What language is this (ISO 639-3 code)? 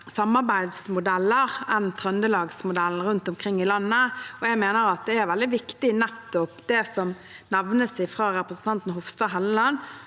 nor